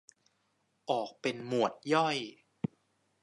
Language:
Thai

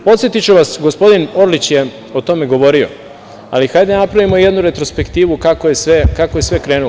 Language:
Serbian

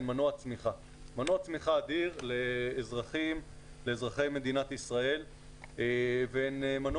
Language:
Hebrew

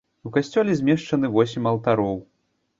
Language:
Belarusian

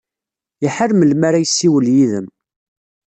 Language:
Kabyle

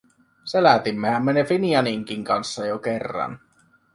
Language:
Finnish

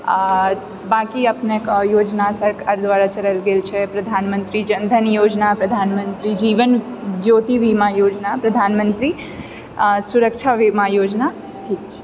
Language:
Maithili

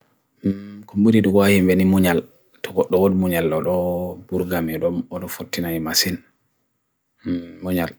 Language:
Bagirmi Fulfulde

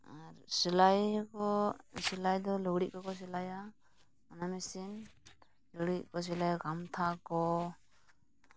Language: Santali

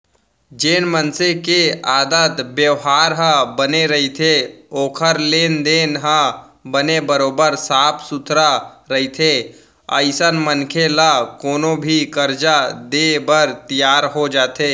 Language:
Chhattisgarhi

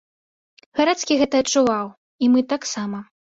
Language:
Belarusian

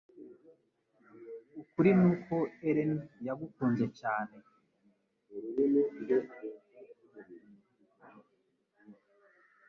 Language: Kinyarwanda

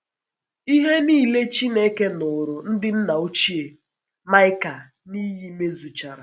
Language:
Igbo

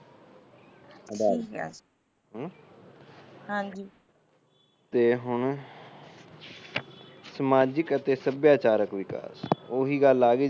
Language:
Punjabi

